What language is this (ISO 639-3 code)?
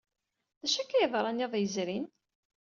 kab